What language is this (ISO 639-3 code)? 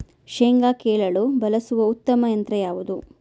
kan